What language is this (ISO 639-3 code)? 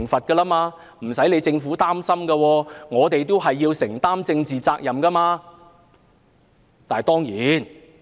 yue